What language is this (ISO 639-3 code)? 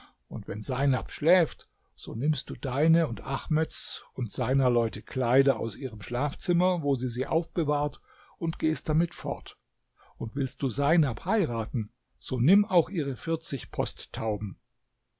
deu